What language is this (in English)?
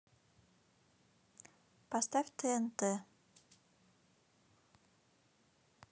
Russian